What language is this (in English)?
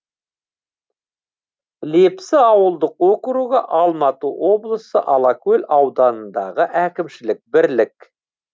Kazakh